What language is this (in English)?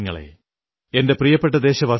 Malayalam